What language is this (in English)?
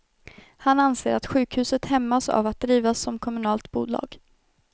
Swedish